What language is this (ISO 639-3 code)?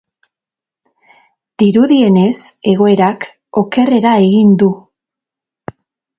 eus